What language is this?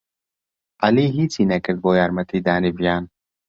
Central Kurdish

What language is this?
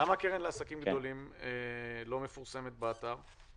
Hebrew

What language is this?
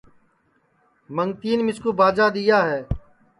Sansi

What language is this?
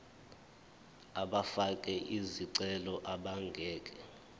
Zulu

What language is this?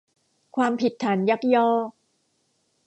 Thai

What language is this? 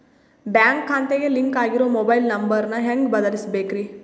Kannada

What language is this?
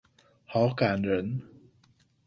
Chinese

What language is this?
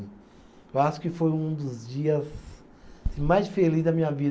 Portuguese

